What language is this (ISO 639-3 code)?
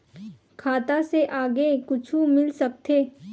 hne